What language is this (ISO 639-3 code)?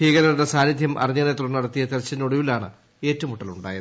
mal